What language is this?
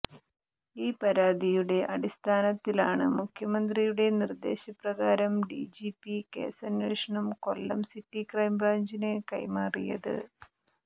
Malayalam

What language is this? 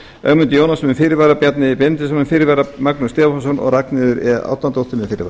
Icelandic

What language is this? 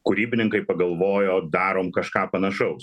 Lithuanian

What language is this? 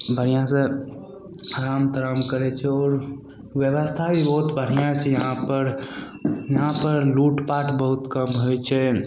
Maithili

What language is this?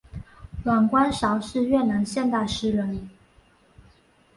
Chinese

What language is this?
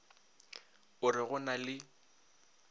Northern Sotho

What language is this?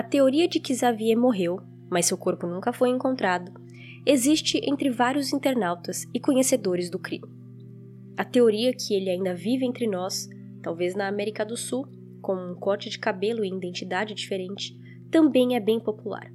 Portuguese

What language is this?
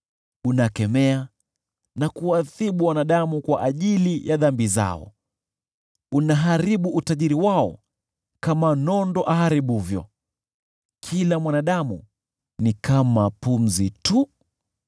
Swahili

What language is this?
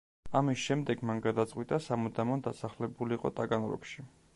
Georgian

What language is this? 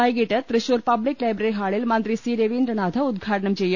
Malayalam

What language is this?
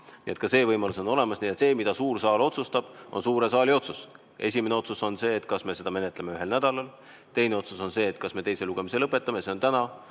Estonian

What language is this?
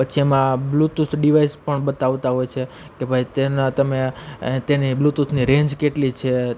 Gujarati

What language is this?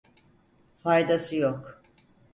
Turkish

